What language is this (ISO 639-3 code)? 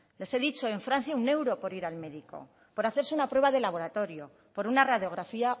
spa